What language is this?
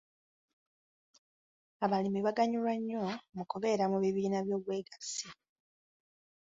Ganda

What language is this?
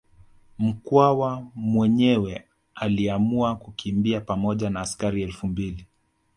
Swahili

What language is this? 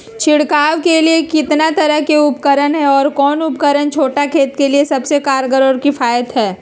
Magahi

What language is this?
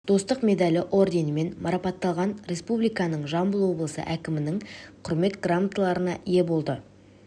Kazakh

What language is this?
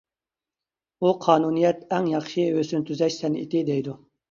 Uyghur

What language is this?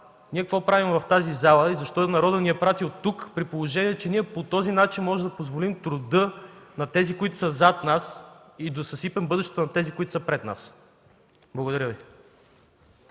Bulgarian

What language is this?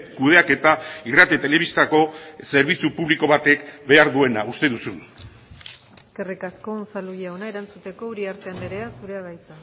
Basque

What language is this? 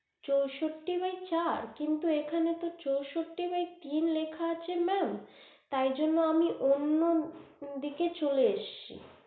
Bangla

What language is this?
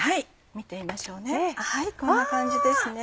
Japanese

